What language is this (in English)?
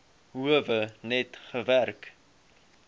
Afrikaans